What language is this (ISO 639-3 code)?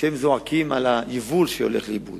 heb